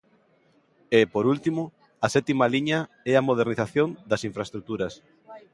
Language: Galician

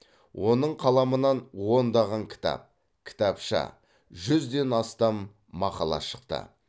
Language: Kazakh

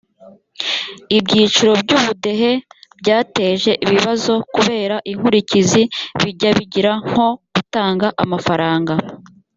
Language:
Kinyarwanda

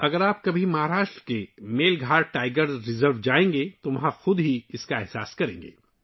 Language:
Urdu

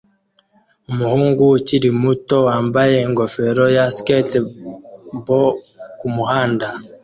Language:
Kinyarwanda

